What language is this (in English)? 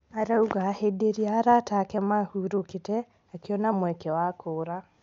Kikuyu